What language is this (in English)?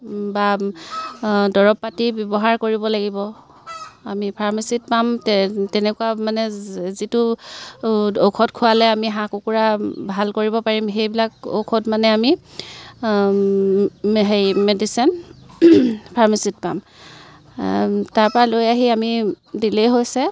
Assamese